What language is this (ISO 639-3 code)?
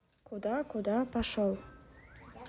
rus